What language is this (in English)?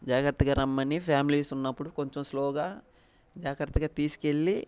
Telugu